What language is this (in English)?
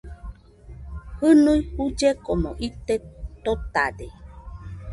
Nüpode Huitoto